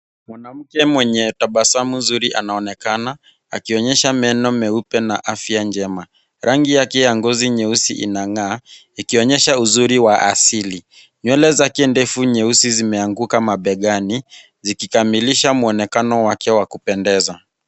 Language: Swahili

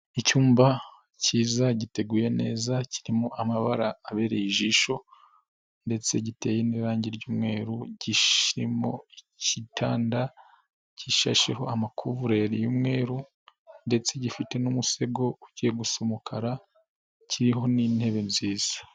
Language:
Kinyarwanda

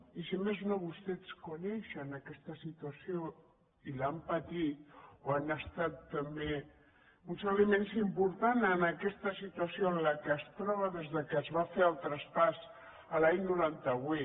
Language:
Catalan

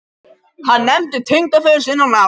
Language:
Icelandic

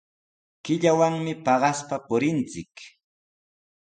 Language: Sihuas Ancash Quechua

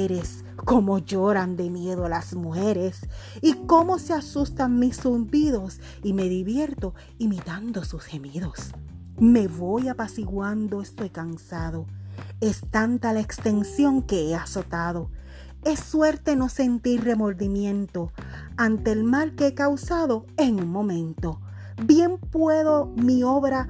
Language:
Spanish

